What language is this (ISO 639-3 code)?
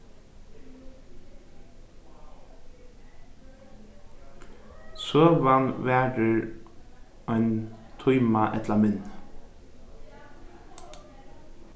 fao